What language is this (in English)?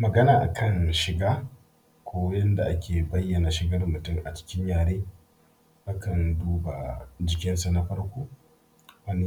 Hausa